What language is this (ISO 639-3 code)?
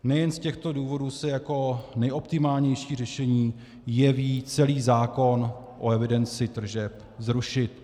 ces